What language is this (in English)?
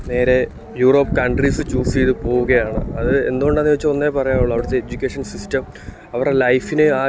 Malayalam